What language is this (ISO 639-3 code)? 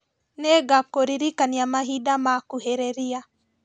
kik